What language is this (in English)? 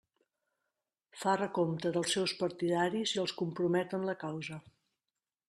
Catalan